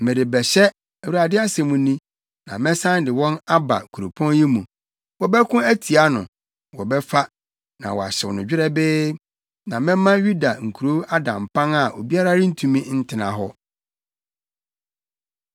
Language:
Akan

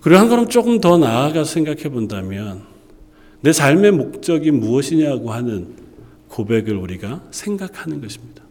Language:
Korean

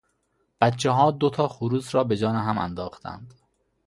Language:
Persian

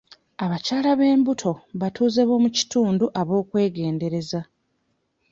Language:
Ganda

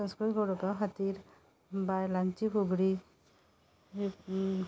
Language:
Konkani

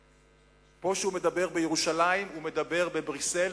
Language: Hebrew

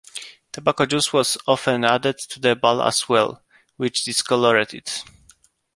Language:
English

